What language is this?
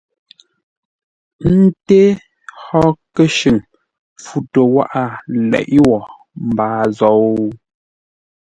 Ngombale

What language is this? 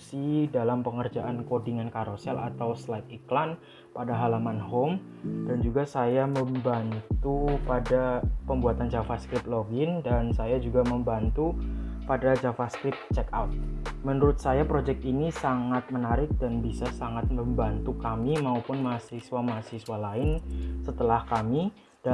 Indonesian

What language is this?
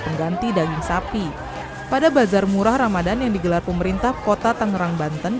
Indonesian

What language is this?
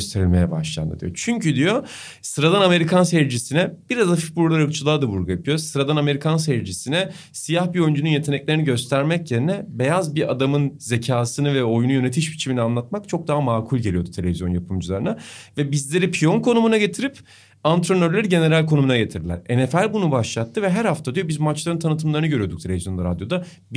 Turkish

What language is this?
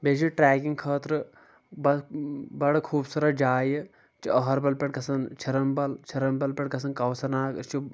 Kashmiri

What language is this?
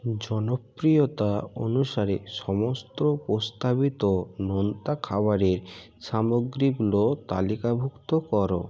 Bangla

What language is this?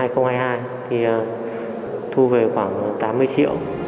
Vietnamese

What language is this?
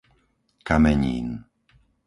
Slovak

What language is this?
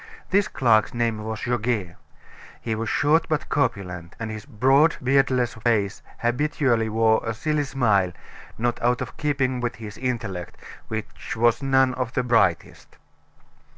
English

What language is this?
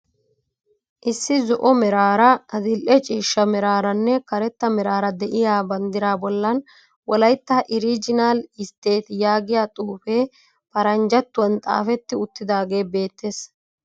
Wolaytta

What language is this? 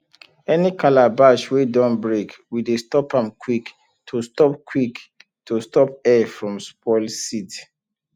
Nigerian Pidgin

